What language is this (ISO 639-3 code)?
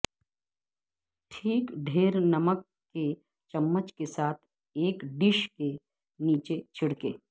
urd